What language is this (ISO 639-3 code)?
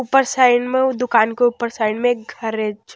hin